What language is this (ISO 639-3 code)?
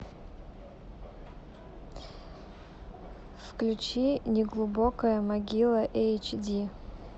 rus